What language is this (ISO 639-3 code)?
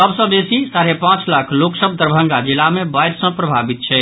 mai